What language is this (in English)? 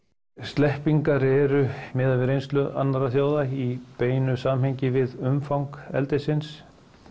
Icelandic